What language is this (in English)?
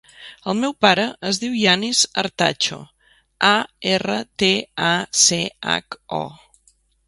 Catalan